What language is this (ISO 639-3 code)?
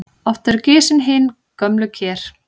isl